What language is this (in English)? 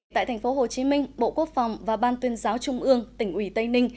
Vietnamese